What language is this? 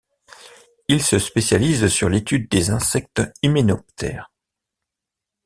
French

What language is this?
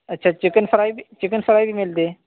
Urdu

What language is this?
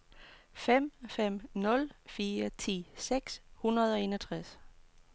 Danish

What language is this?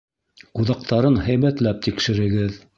Bashkir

